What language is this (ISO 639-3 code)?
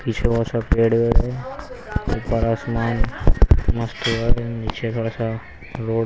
hin